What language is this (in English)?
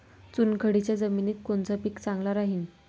Marathi